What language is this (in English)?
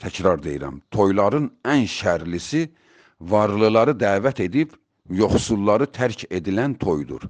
Turkish